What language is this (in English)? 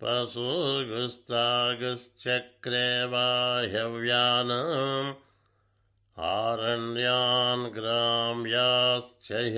Telugu